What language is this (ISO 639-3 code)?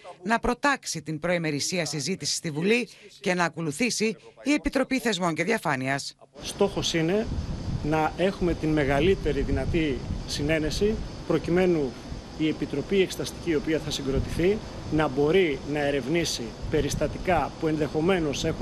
ell